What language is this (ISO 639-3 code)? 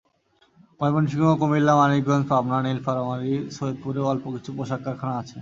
ben